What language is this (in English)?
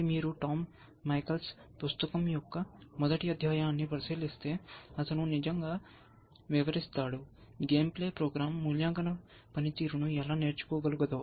Telugu